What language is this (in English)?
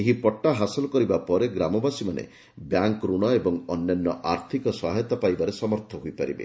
Odia